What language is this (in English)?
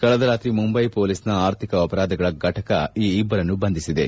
Kannada